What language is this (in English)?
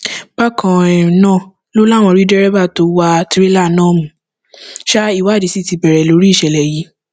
Yoruba